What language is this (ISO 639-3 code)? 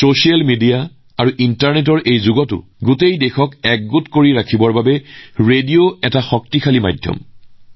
asm